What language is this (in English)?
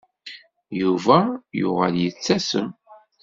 Kabyle